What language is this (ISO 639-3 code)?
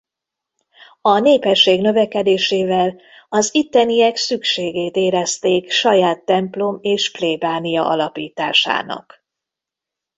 hun